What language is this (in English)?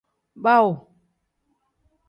Tem